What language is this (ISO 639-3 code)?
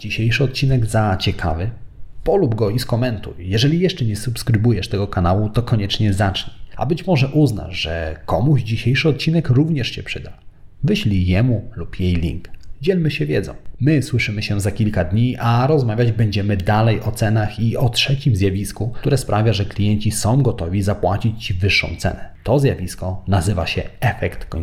pol